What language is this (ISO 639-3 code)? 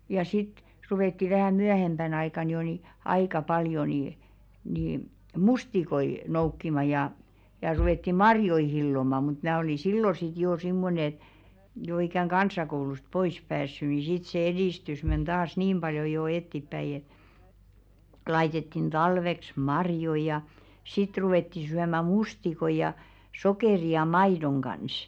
fin